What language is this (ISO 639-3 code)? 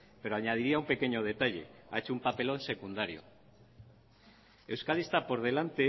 spa